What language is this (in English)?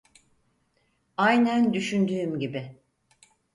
Turkish